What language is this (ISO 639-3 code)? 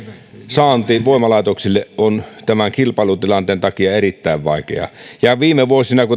fin